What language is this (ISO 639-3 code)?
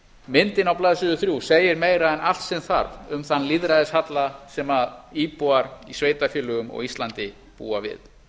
isl